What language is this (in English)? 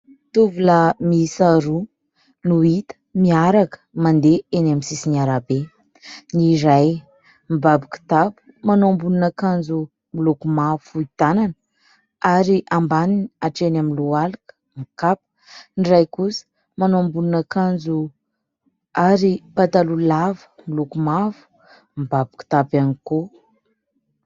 Malagasy